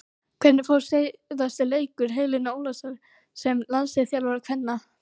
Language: Icelandic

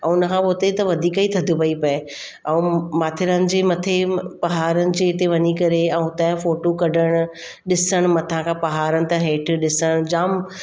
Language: Sindhi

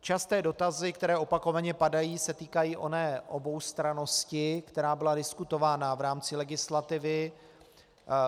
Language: Czech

